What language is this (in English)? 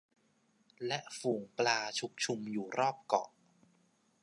Thai